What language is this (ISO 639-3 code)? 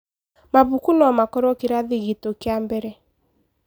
kik